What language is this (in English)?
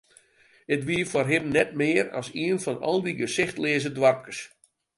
Western Frisian